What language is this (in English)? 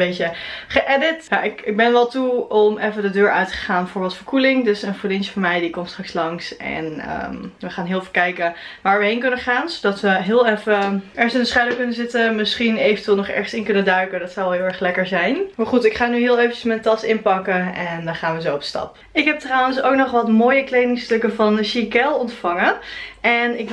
Dutch